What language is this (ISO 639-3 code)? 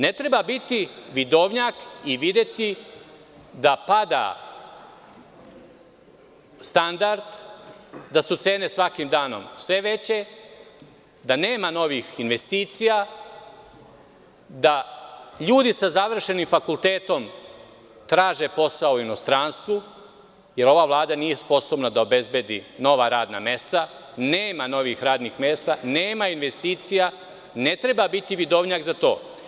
srp